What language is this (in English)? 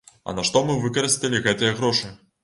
Belarusian